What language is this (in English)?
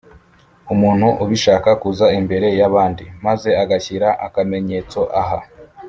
Kinyarwanda